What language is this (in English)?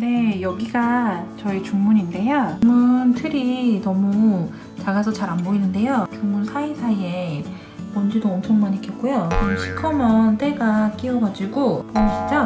Korean